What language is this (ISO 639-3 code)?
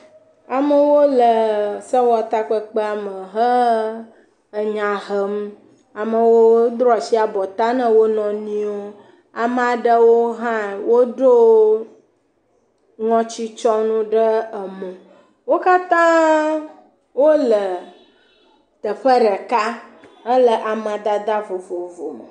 ewe